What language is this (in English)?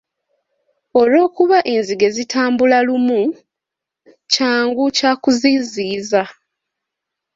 Ganda